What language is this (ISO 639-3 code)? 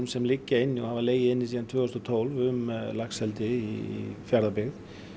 isl